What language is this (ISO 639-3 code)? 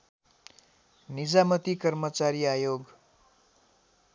nep